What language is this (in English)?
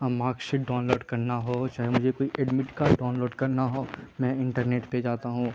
Urdu